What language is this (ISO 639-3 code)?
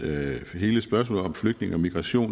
dan